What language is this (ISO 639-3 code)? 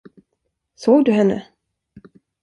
swe